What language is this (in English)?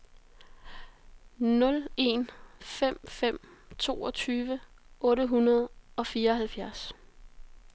Danish